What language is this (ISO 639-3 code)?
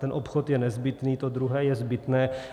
ces